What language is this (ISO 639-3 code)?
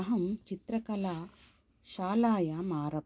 san